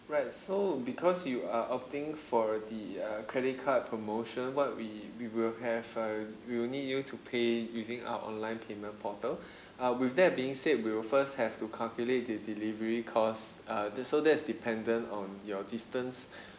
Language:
English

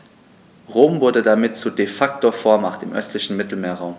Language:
German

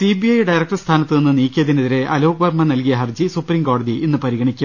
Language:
Malayalam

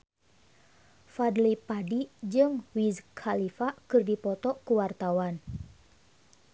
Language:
Sundanese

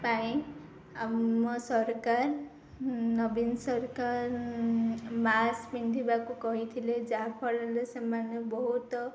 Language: Odia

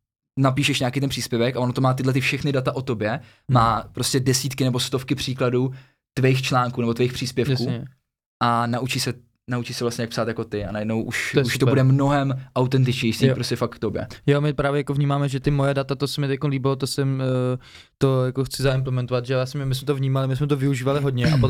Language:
Czech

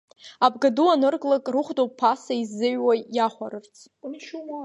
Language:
Abkhazian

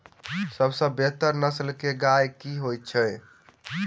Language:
Maithili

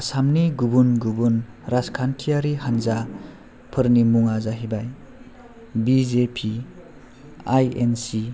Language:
Bodo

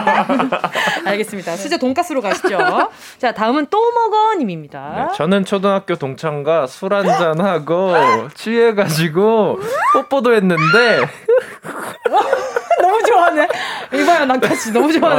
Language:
Korean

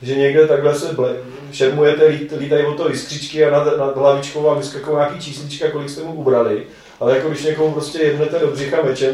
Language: Czech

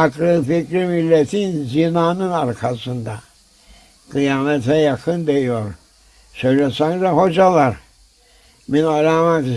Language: Turkish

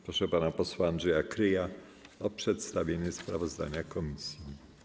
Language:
Polish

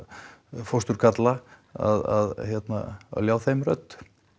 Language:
Icelandic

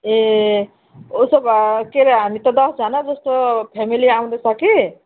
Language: Nepali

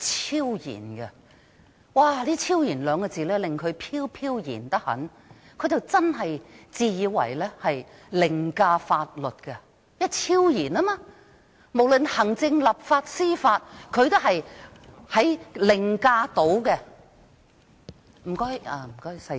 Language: Cantonese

